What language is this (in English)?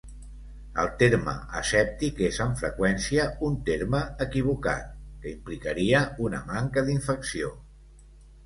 Catalan